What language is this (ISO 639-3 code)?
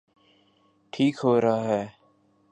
urd